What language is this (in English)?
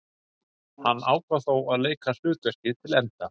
Icelandic